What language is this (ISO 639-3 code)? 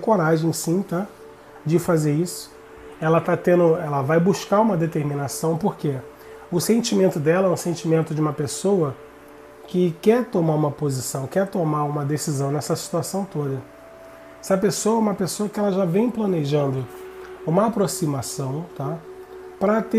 por